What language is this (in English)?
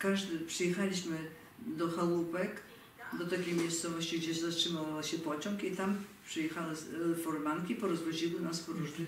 Polish